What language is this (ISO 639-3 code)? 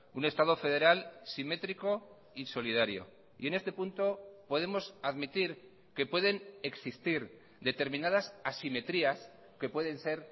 spa